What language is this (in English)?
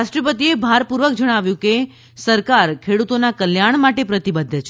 Gujarati